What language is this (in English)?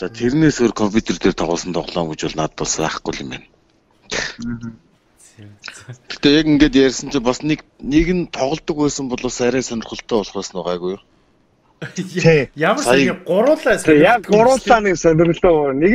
French